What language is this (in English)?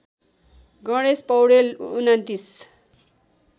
Nepali